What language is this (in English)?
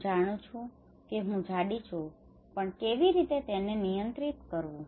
Gujarati